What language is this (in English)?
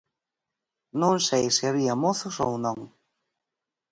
Galician